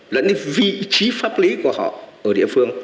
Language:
Vietnamese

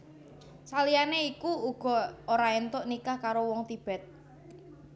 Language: Javanese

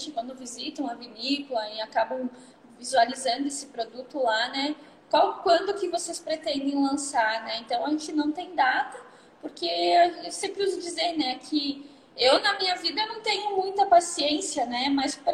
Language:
Portuguese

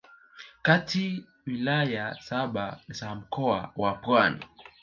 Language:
Swahili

